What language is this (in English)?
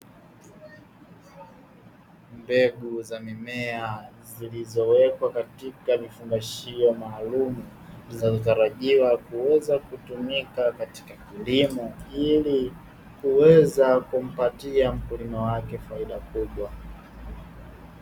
Swahili